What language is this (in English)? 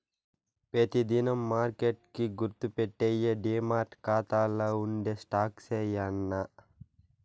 Telugu